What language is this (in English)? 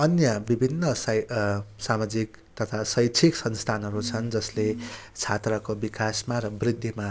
Nepali